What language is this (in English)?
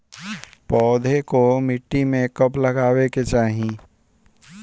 Bhojpuri